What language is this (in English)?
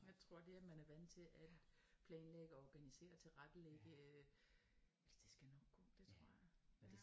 Danish